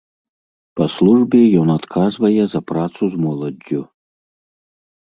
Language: Belarusian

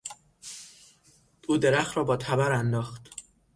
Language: Persian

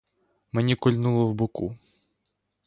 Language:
Ukrainian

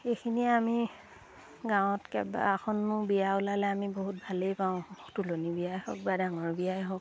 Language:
Assamese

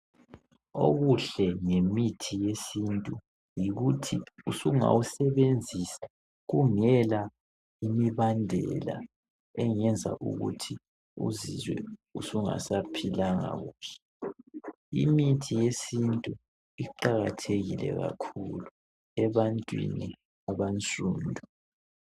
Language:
North Ndebele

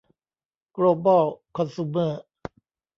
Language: Thai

